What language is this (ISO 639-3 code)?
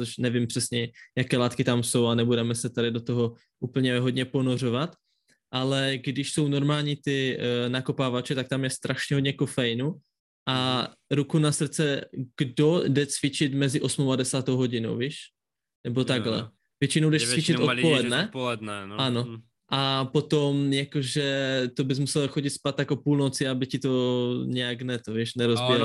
ces